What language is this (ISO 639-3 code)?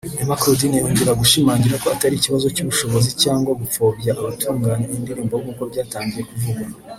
kin